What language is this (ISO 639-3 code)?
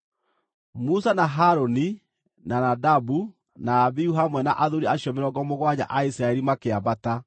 kik